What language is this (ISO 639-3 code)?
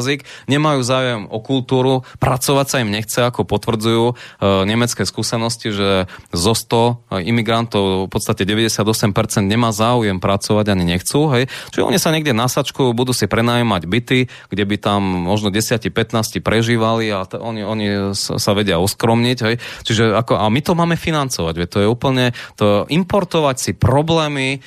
slk